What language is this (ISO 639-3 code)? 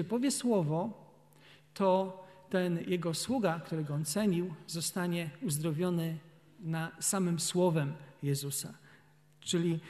pol